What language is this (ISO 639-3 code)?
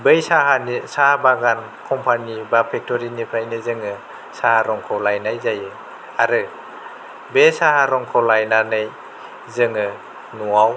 brx